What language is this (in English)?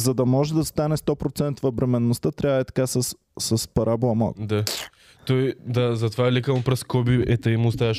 Bulgarian